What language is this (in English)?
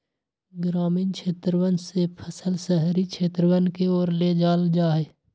Magahi